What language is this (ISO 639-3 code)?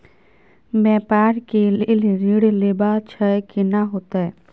mai